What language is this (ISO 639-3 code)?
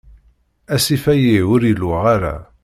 kab